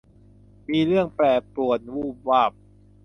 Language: Thai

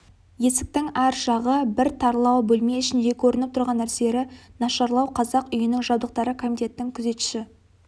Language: Kazakh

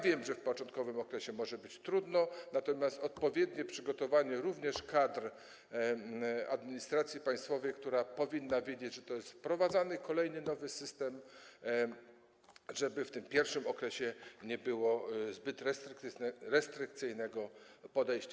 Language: Polish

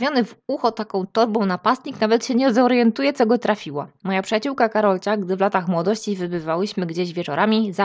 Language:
Polish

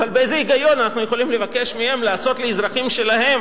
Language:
Hebrew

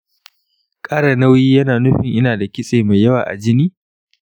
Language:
Hausa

